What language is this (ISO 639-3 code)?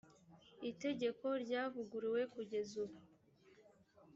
kin